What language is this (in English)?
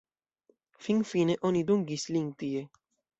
Esperanto